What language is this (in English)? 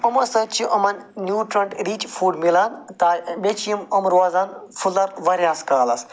Kashmiri